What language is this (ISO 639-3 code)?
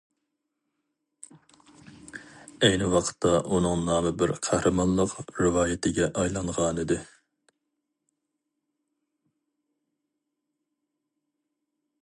uig